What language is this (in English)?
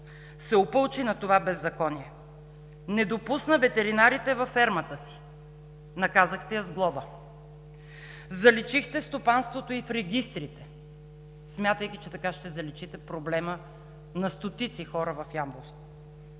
Bulgarian